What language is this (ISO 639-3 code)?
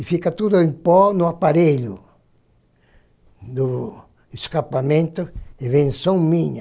por